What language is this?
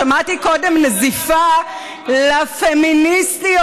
Hebrew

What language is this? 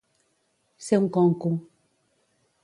Catalan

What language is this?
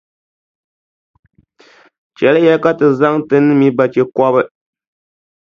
Dagbani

